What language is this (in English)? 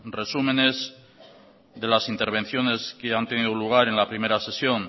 Spanish